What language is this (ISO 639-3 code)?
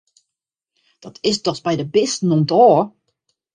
fry